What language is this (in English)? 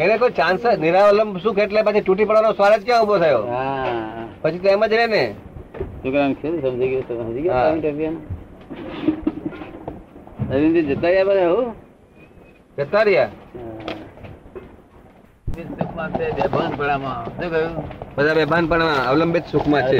Gujarati